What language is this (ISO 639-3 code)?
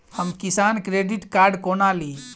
mai